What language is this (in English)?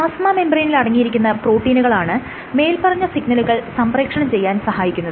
Malayalam